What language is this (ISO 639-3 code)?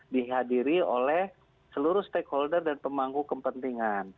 ind